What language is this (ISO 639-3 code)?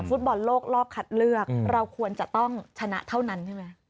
tha